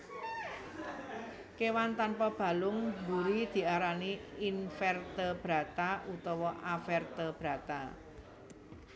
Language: Javanese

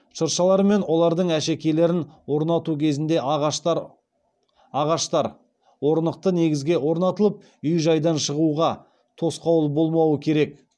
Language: Kazakh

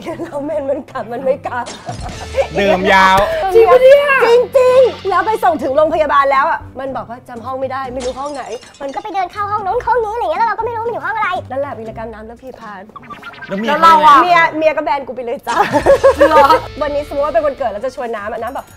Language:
Thai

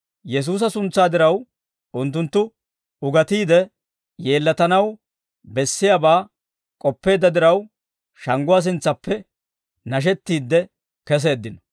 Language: Dawro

